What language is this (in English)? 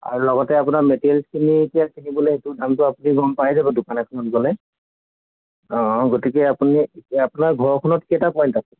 Assamese